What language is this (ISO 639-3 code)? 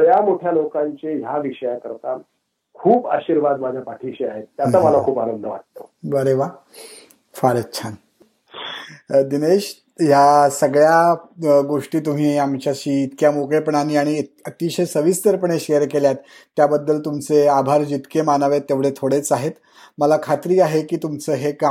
mar